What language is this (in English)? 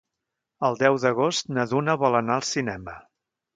Catalan